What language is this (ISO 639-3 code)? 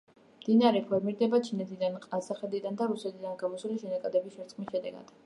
kat